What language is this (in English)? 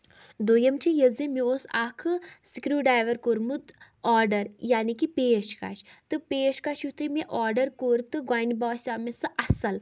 Kashmiri